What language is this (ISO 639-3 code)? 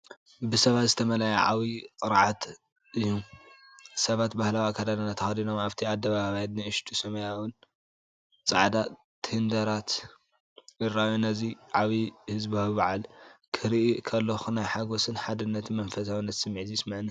tir